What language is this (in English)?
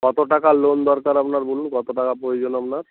Bangla